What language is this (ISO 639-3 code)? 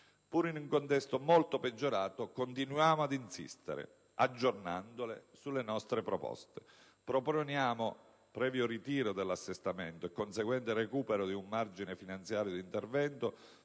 ita